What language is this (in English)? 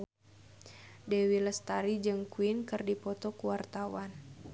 Sundanese